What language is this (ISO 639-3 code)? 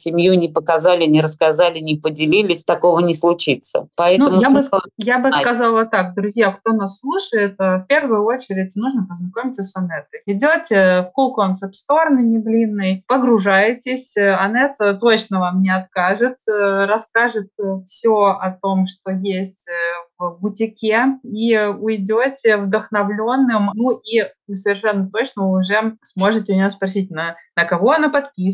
rus